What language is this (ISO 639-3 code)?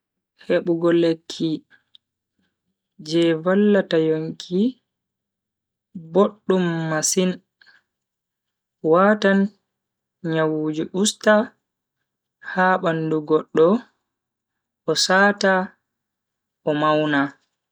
fui